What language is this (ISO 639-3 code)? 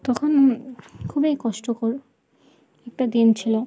ben